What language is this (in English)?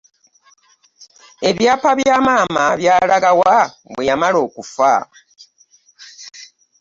Ganda